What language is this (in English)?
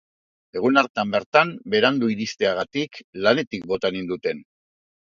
Basque